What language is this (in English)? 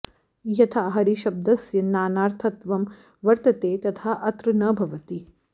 Sanskrit